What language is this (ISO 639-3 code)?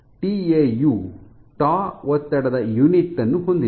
kan